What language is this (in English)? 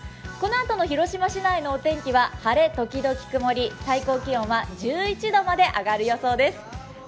Japanese